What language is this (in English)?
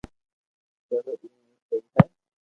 Loarki